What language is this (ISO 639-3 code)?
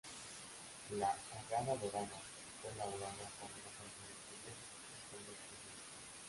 spa